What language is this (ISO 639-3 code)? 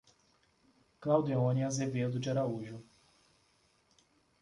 por